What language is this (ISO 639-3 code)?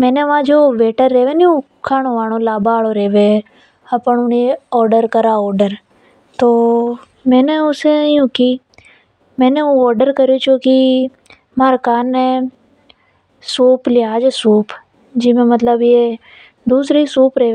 hoj